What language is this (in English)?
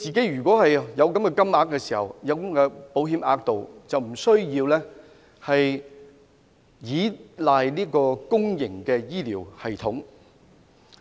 Cantonese